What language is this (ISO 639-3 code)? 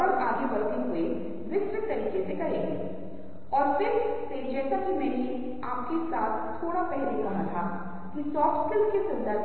hin